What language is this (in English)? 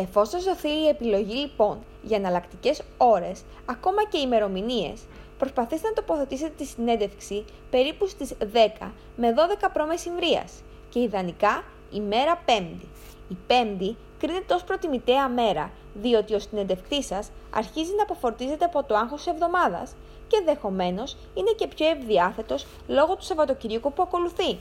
Greek